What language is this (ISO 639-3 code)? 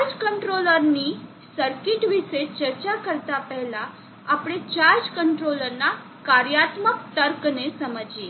guj